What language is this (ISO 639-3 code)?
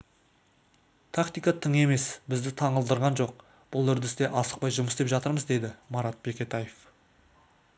kaz